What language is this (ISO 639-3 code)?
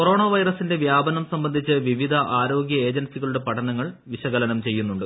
mal